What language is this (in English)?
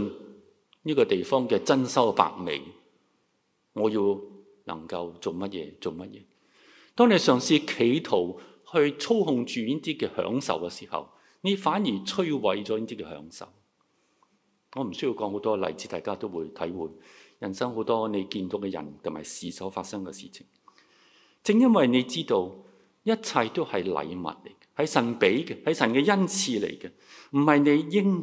Chinese